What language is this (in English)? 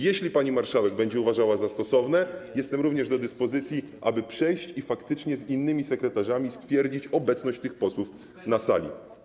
Polish